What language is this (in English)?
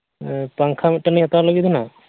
Santali